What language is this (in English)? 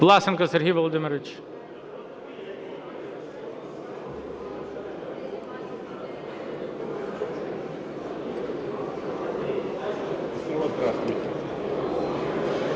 Ukrainian